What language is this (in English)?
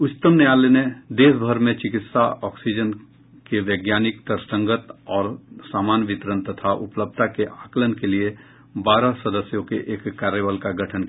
Hindi